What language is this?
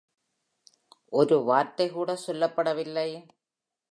Tamil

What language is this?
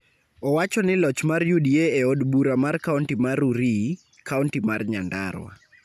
Luo (Kenya and Tanzania)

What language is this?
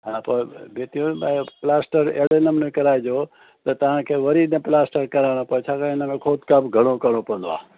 Sindhi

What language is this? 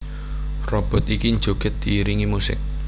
Javanese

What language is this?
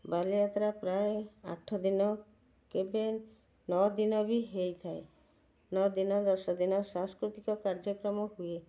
Odia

